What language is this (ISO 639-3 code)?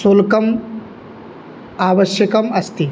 san